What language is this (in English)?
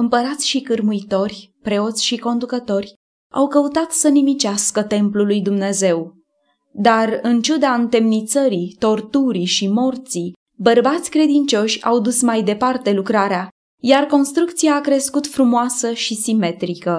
Romanian